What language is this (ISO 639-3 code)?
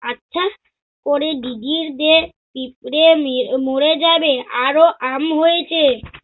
ben